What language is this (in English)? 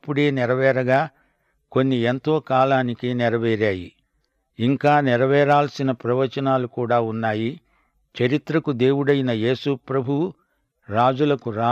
Telugu